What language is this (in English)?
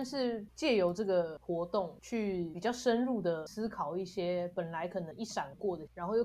Chinese